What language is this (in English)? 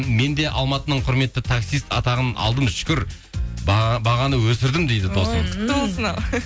Kazakh